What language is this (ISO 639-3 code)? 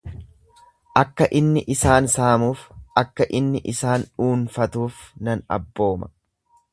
orm